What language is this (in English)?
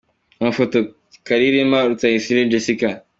Kinyarwanda